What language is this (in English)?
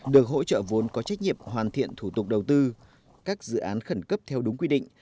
Vietnamese